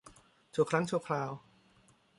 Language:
Thai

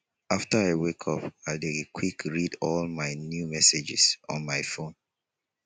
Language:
Nigerian Pidgin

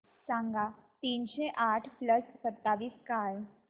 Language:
Marathi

